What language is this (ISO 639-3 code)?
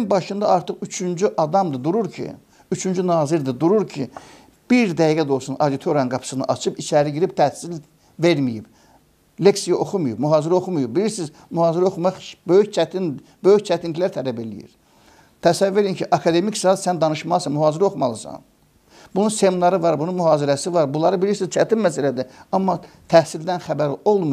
tur